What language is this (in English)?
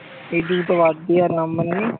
Bangla